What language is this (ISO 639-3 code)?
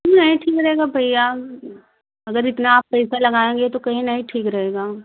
hin